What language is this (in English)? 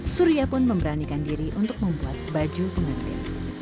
Indonesian